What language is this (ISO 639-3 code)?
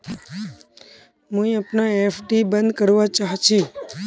mag